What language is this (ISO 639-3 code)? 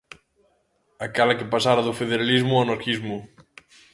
glg